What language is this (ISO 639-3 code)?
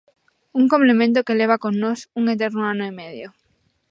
glg